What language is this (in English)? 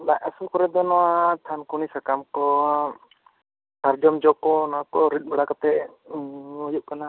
Santali